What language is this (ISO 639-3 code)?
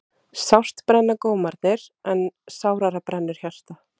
isl